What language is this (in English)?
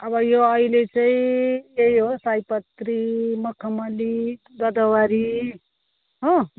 Nepali